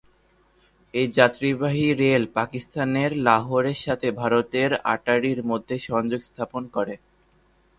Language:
Bangla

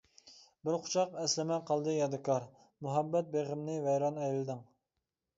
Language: Uyghur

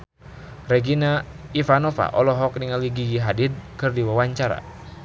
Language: Sundanese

